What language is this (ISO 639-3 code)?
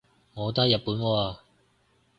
yue